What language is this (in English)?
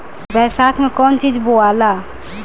Bhojpuri